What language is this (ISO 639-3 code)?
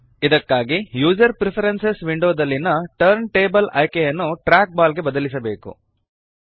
kan